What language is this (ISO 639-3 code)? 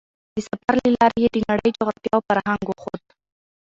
pus